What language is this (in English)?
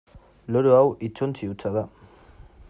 Basque